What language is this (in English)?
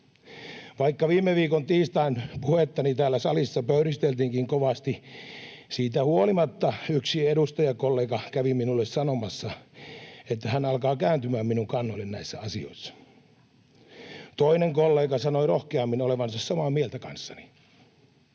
Finnish